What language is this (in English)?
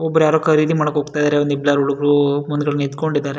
Kannada